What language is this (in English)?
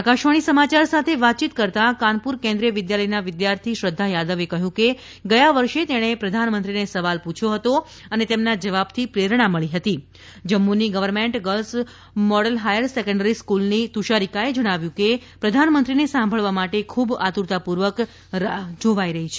Gujarati